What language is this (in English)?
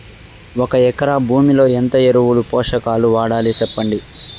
Telugu